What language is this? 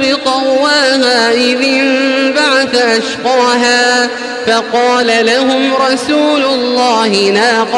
Arabic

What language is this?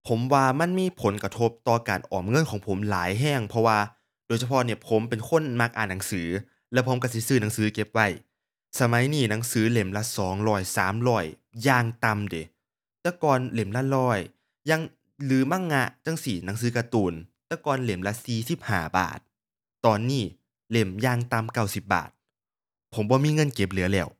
Thai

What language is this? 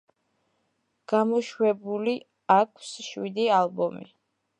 Georgian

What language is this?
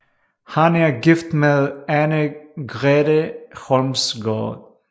Danish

